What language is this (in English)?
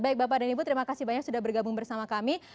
Indonesian